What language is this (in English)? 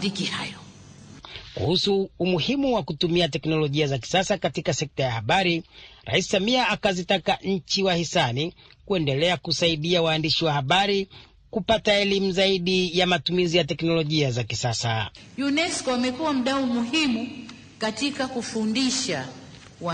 Swahili